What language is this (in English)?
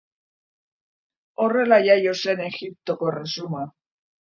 Basque